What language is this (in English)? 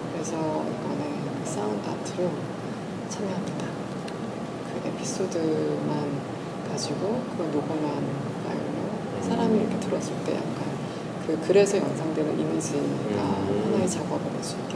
Korean